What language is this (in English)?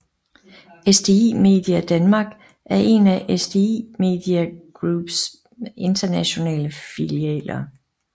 Danish